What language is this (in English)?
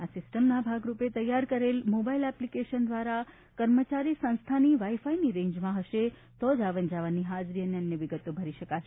Gujarati